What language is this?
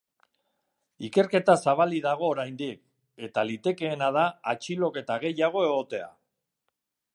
Basque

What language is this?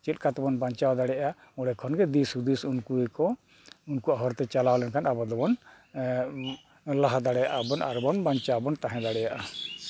Santali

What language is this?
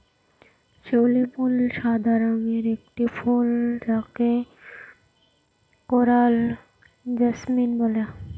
Bangla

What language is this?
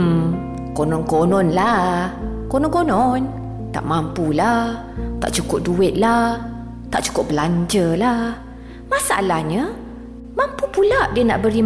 Malay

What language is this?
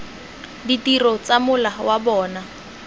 Tswana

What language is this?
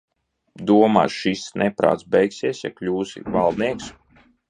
Latvian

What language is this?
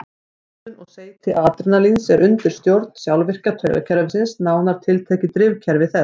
Icelandic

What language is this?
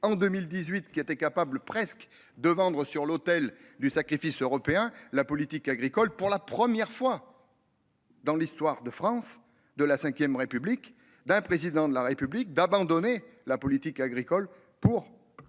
French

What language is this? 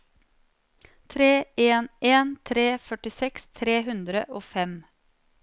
Norwegian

